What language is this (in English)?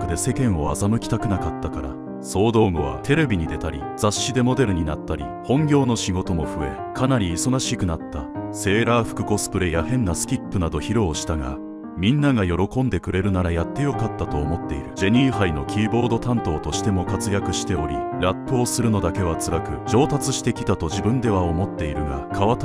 Japanese